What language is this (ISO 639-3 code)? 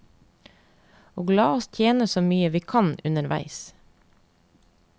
nor